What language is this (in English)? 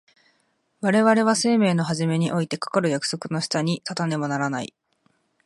Japanese